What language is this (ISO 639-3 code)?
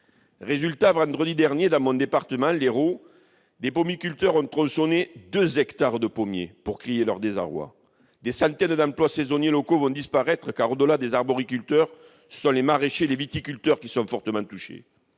fra